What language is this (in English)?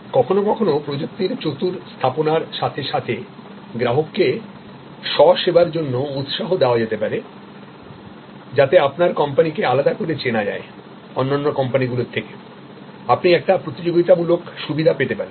Bangla